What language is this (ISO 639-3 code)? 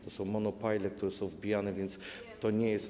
pol